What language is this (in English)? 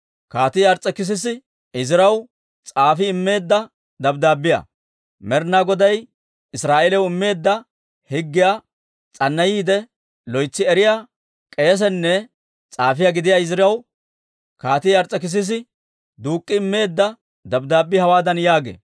Dawro